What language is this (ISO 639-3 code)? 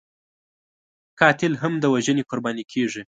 pus